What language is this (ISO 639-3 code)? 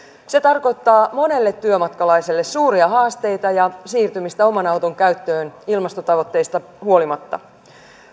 fin